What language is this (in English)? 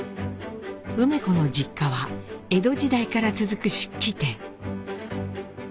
Japanese